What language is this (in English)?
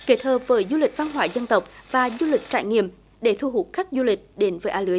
Vietnamese